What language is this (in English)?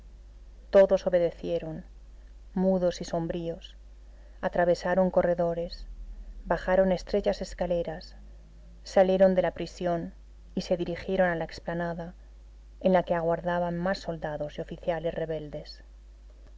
Spanish